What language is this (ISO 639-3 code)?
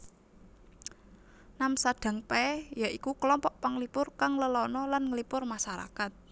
jav